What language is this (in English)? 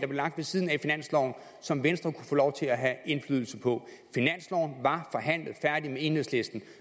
Danish